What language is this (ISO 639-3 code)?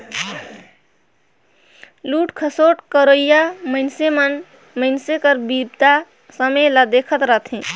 hne